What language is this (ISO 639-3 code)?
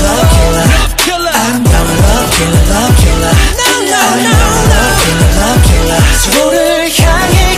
tha